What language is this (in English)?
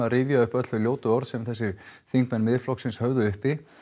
Icelandic